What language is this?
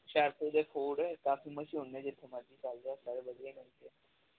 Punjabi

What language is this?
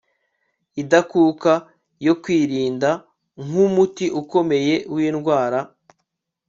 Kinyarwanda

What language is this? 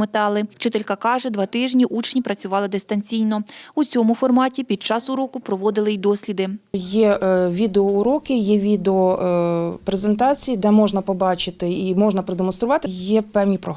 Ukrainian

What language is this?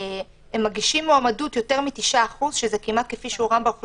Hebrew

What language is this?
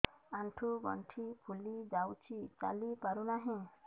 Odia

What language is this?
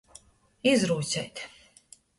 Latgalian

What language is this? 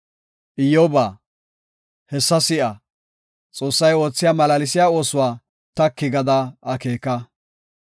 Gofa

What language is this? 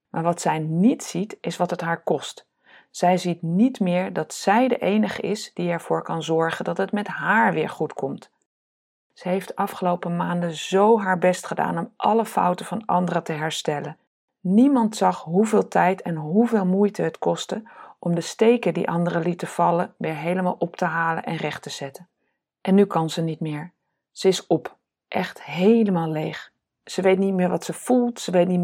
Dutch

